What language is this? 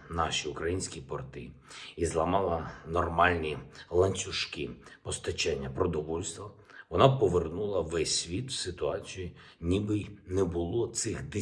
Ukrainian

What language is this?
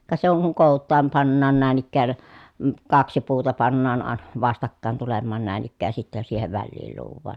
Finnish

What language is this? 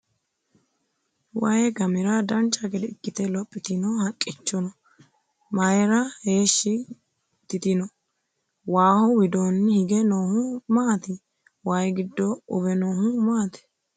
Sidamo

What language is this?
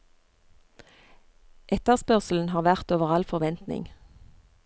Norwegian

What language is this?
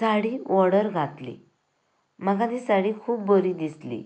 Konkani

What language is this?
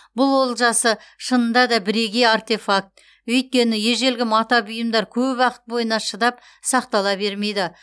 Kazakh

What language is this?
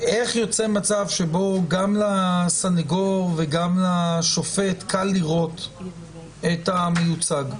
Hebrew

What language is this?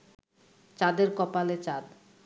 Bangla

